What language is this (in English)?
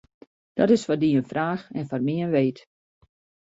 Western Frisian